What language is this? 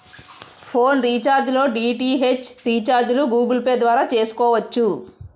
Telugu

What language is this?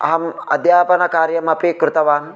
Sanskrit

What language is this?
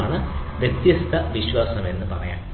Malayalam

